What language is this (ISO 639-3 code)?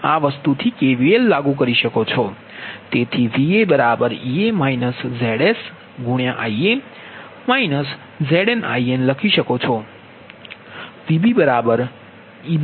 guj